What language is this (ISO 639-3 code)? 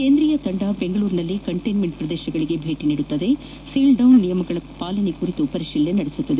kan